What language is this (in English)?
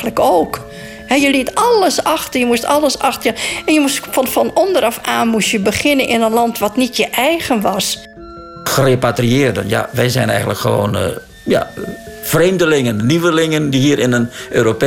Dutch